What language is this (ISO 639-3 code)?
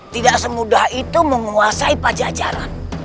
ind